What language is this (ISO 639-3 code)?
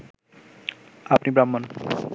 ben